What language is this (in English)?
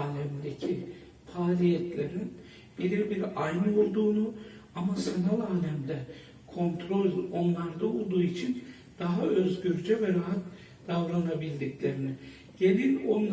Turkish